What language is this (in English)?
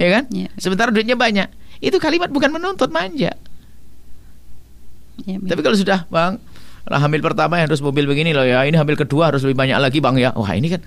Indonesian